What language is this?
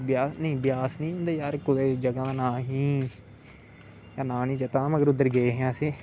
Dogri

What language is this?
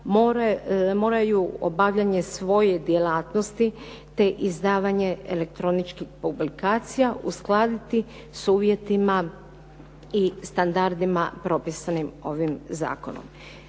Croatian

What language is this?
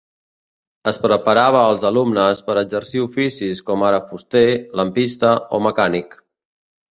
Catalan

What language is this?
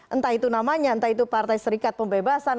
Indonesian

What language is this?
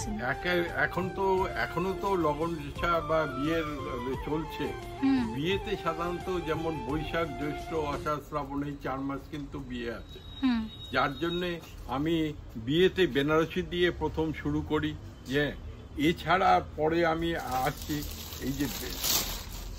Bangla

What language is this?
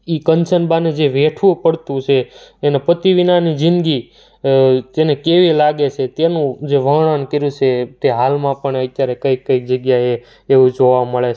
Gujarati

